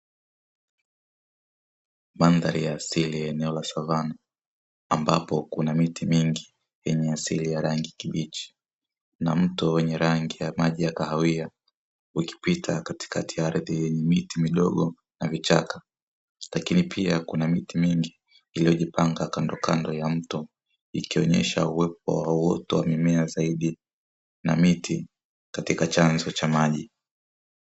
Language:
Swahili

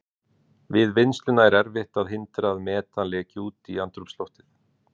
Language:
Icelandic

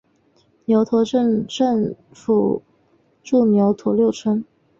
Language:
Chinese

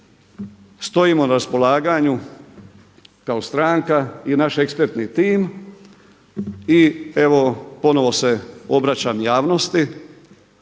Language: Croatian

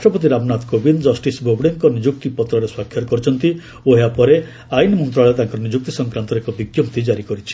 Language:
Odia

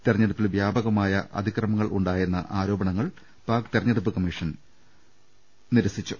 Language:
Malayalam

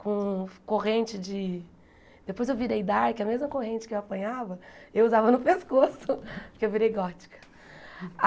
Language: Portuguese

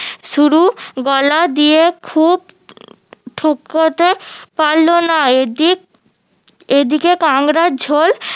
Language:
Bangla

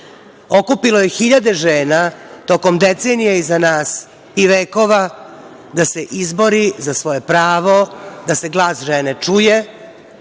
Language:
Serbian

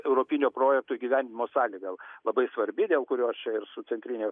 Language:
Lithuanian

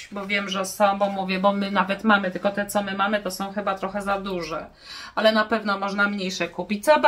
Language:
Polish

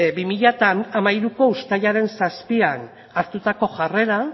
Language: Basque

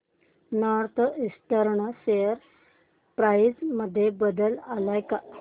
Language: Marathi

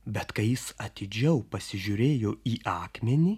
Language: Lithuanian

